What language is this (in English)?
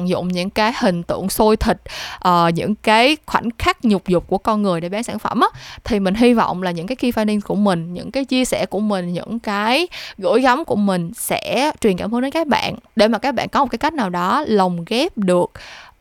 Vietnamese